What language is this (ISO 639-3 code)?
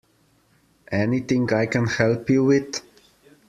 eng